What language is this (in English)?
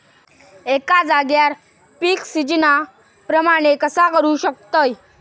Marathi